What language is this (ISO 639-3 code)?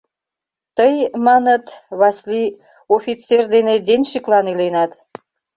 chm